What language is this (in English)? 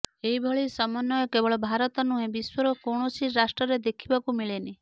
Odia